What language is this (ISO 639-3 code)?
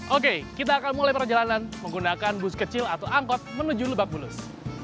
ind